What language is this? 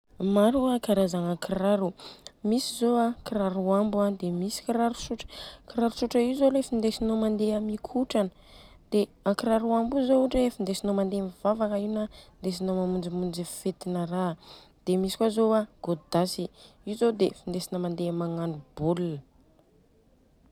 Southern Betsimisaraka Malagasy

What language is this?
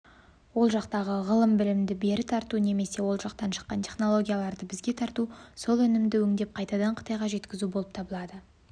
Kazakh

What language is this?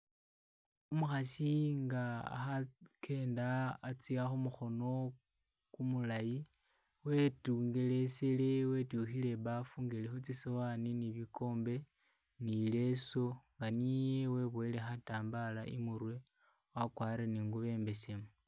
Masaaba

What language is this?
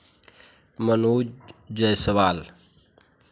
Hindi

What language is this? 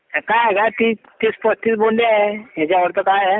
Marathi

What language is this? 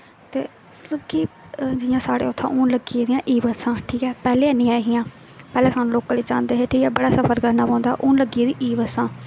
Dogri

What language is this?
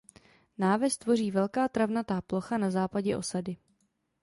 Czech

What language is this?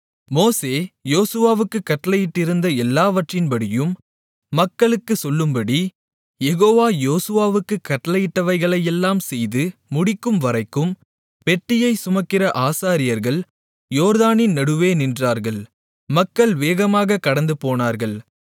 Tamil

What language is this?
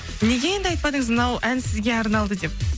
Kazakh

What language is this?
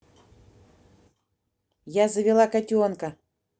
Russian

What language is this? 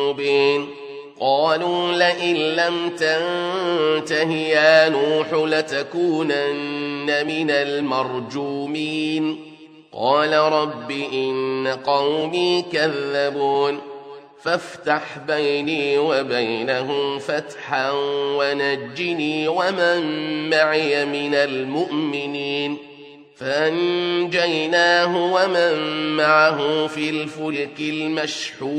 Arabic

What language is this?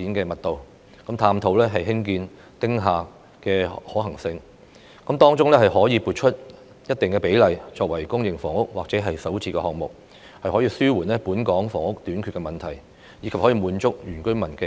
Cantonese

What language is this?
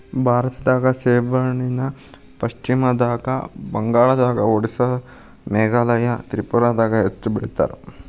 Kannada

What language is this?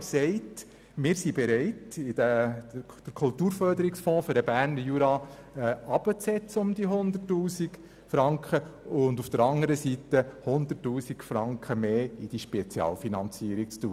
Swiss German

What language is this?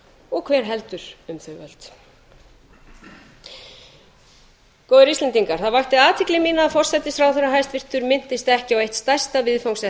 Icelandic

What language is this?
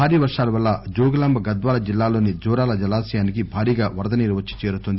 Telugu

